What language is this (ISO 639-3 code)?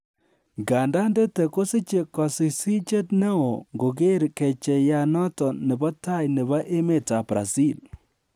kln